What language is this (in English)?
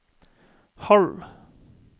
Norwegian